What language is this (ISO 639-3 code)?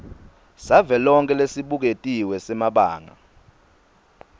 ssw